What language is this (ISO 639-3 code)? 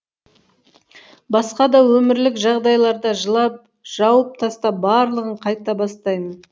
kaz